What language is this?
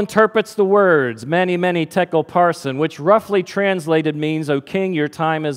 English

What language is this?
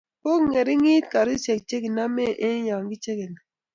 Kalenjin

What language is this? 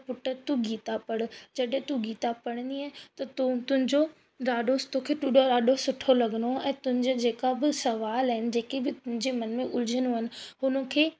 Sindhi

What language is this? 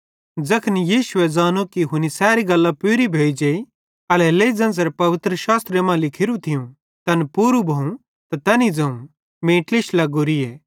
Bhadrawahi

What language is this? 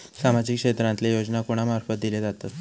Marathi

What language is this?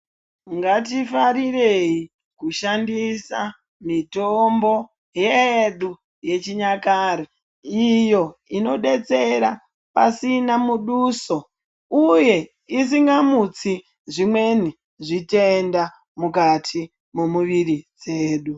Ndau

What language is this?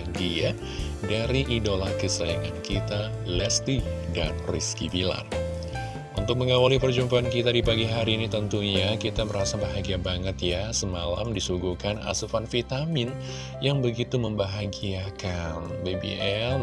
Indonesian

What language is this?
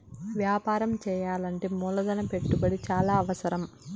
Telugu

